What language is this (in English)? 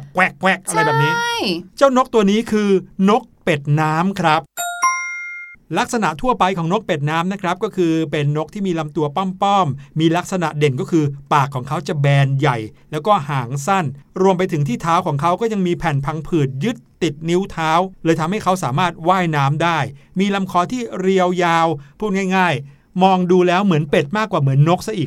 Thai